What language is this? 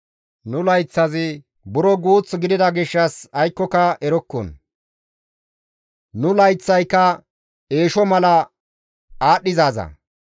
Gamo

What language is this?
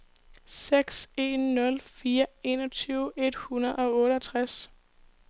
Danish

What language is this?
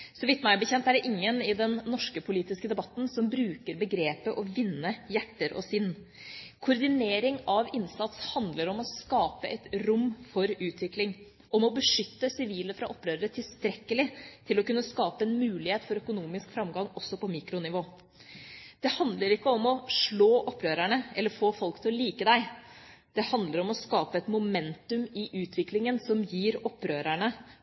Norwegian Bokmål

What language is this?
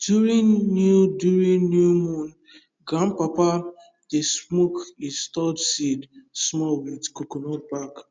Nigerian Pidgin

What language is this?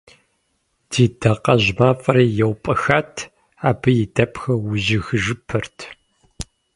Kabardian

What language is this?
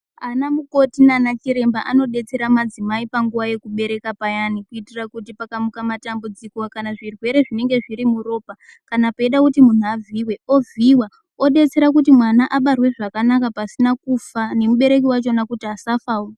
Ndau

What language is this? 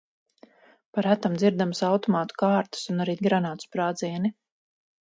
Latvian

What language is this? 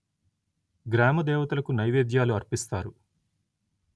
Telugu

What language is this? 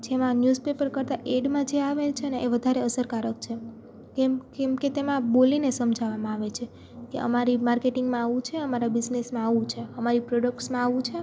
Gujarati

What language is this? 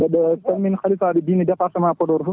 Fula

